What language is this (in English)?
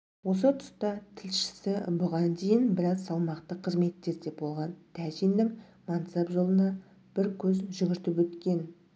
Kazakh